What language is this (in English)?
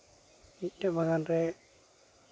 Santali